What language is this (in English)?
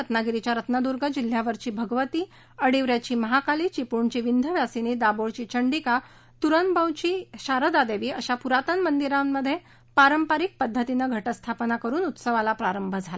Marathi